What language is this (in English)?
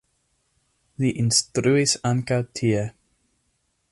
Esperanto